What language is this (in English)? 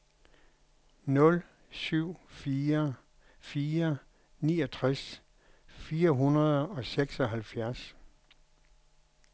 Danish